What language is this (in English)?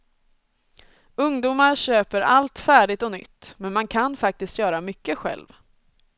Swedish